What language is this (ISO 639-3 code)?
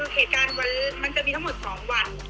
tha